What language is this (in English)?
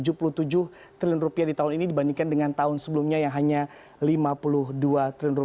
Indonesian